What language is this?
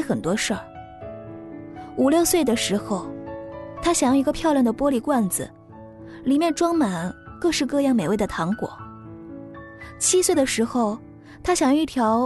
Chinese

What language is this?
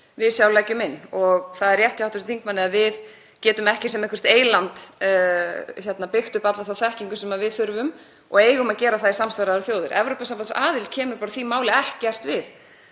Icelandic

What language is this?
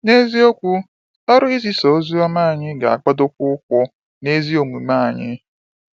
Igbo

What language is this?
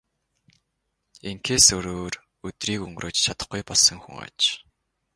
Mongolian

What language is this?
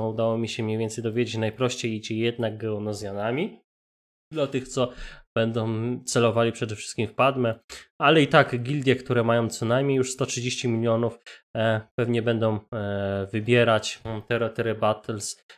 Polish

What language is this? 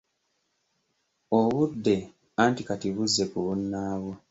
Ganda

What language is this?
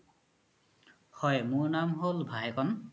Assamese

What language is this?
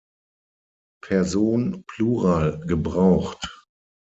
German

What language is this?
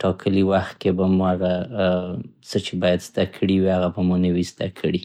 Central Pashto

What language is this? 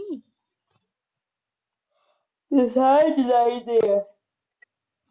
Punjabi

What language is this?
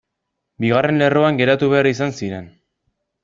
Basque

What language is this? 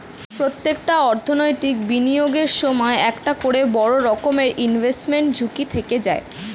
Bangla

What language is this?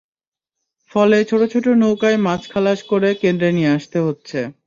Bangla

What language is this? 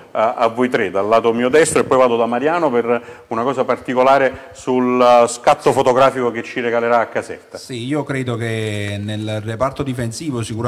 Italian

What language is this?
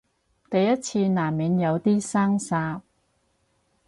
Cantonese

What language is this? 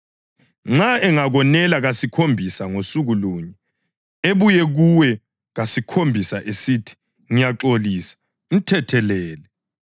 North Ndebele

